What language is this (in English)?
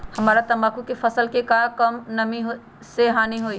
Magahi